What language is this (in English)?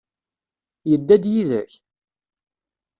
Kabyle